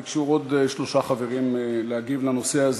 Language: Hebrew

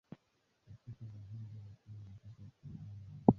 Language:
Swahili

